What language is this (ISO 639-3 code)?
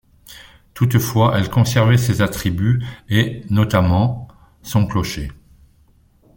fra